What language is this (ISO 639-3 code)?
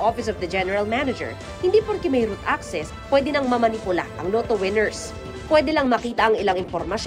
fil